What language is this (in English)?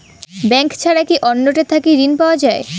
Bangla